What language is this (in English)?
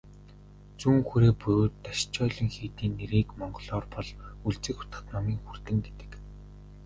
Mongolian